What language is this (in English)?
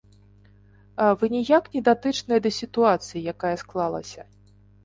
Belarusian